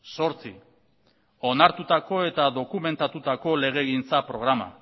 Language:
Basque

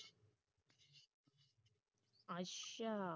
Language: Punjabi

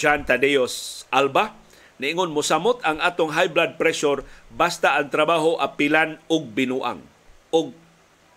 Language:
Filipino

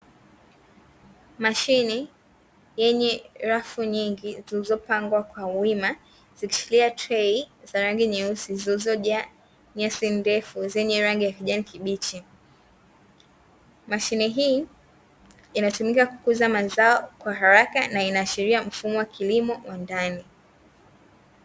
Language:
Swahili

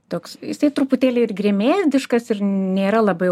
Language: Lithuanian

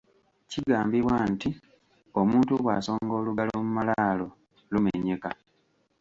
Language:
Ganda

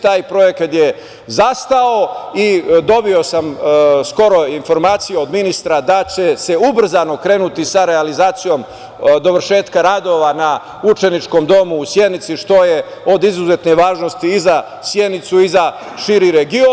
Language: Serbian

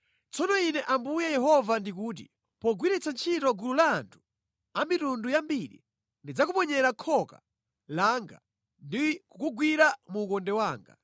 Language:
Nyanja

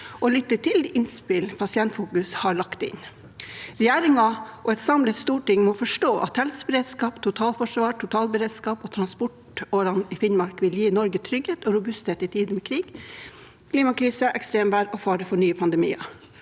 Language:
Norwegian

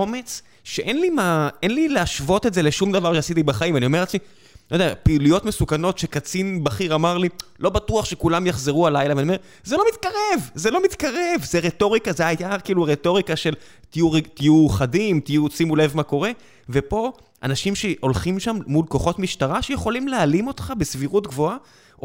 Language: Hebrew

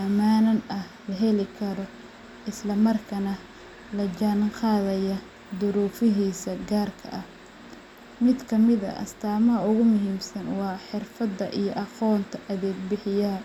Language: Somali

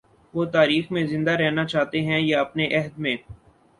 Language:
Urdu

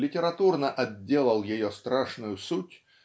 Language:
Russian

